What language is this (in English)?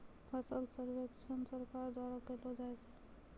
Maithili